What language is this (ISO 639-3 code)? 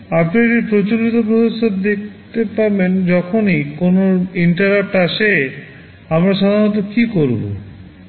ben